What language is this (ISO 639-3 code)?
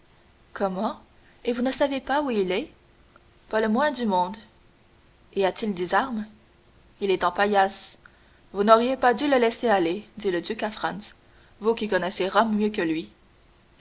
fra